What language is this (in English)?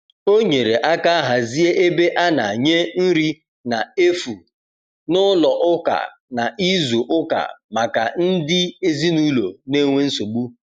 Igbo